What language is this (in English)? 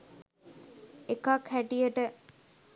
Sinhala